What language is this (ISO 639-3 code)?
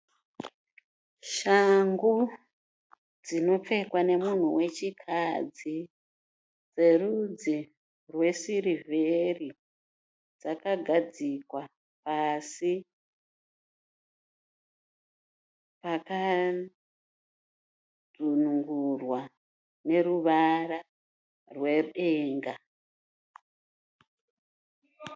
sna